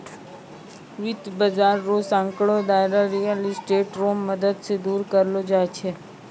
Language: Maithili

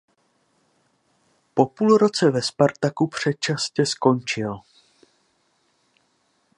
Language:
Czech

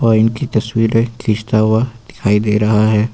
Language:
Hindi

